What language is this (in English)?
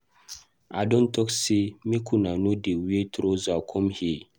Nigerian Pidgin